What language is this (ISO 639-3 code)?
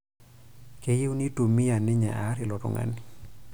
mas